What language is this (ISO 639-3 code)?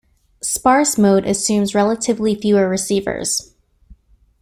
eng